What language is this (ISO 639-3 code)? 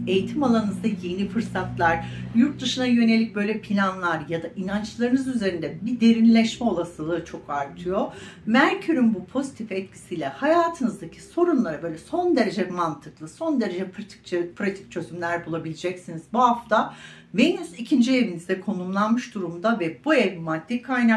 tur